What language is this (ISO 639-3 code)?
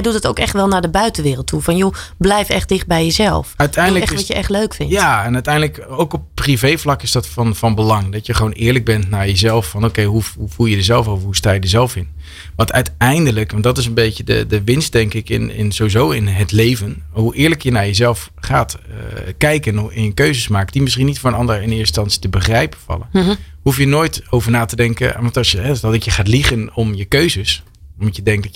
nld